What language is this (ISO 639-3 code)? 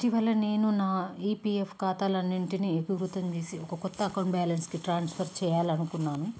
tel